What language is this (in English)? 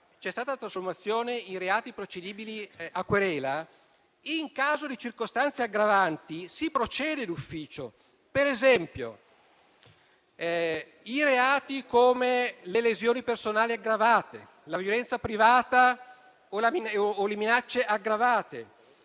Italian